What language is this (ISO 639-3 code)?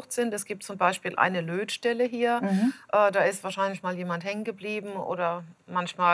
deu